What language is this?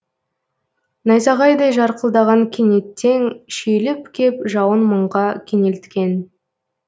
Kazakh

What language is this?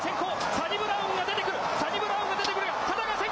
Japanese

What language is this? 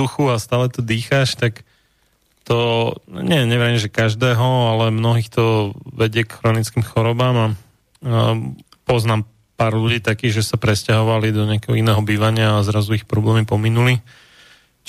Slovak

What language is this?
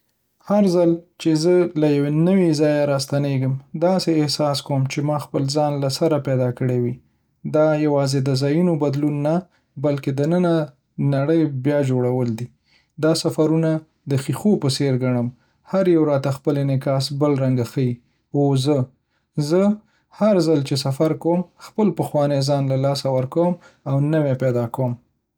Pashto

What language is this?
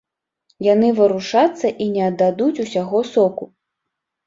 Belarusian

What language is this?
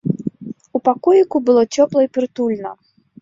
Belarusian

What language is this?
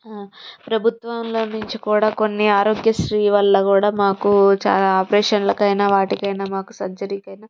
Telugu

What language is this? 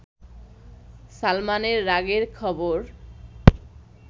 Bangla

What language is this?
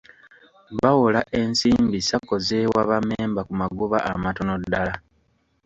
Ganda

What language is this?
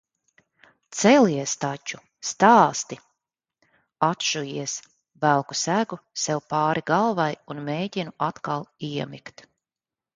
Latvian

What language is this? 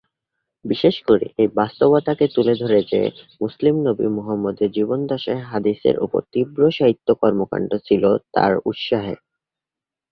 Bangla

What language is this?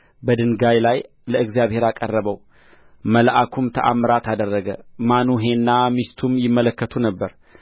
Amharic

